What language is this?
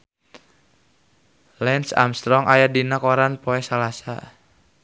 Sundanese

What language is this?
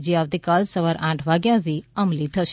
Gujarati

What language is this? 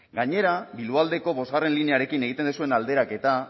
Basque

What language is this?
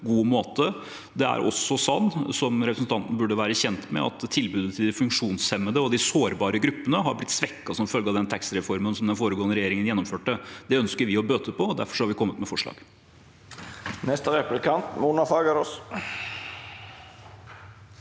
Norwegian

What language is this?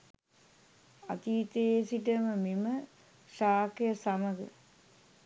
Sinhala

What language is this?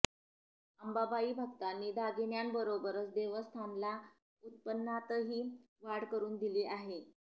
Marathi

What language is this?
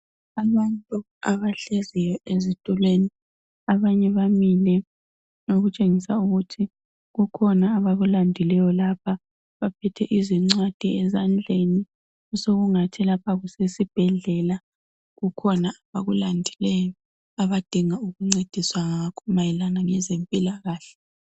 North Ndebele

